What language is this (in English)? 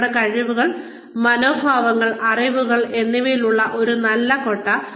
Malayalam